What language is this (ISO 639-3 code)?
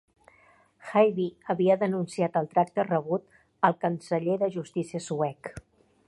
cat